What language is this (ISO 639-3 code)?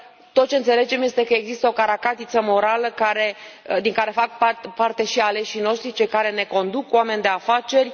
ron